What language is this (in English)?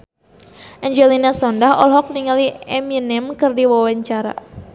Sundanese